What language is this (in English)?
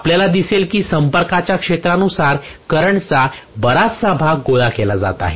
Marathi